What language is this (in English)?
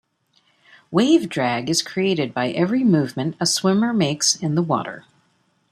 English